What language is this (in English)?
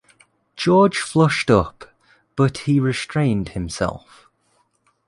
English